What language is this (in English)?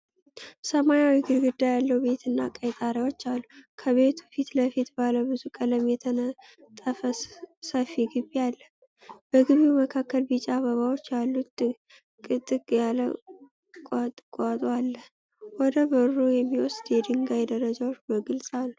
Amharic